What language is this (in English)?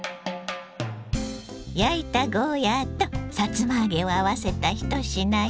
Japanese